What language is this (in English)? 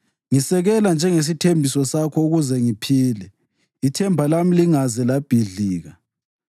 North Ndebele